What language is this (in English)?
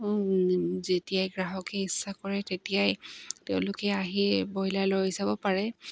Assamese